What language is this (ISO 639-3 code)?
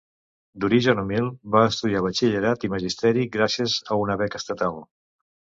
cat